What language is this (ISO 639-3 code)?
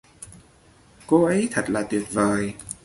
vie